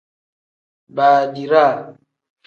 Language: Tem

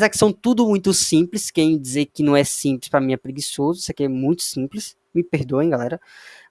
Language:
Portuguese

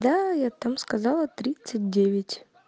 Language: Russian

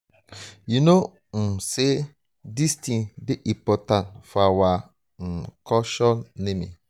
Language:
Nigerian Pidgin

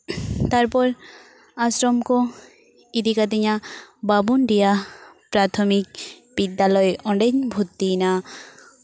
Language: Santali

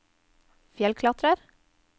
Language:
Norwegian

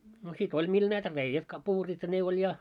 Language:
Finnish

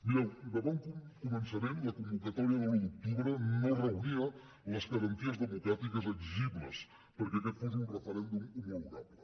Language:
Catalan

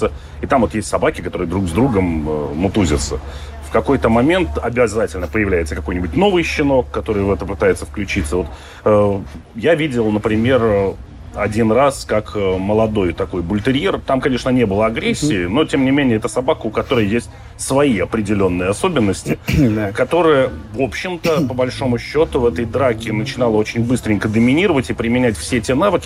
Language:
Russian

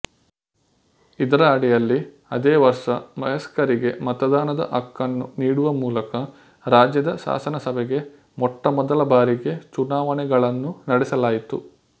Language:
Kannada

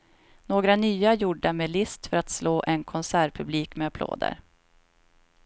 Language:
Swedish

